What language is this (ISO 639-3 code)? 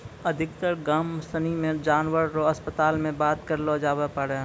mai